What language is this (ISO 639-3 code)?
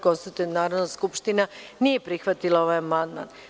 srp